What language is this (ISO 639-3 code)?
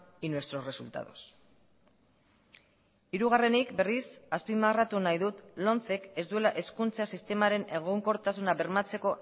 eus